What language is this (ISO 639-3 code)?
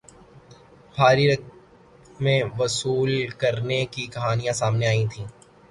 urd